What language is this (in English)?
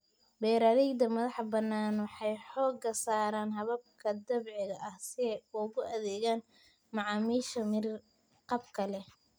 Somali